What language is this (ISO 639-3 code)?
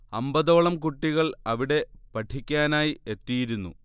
mal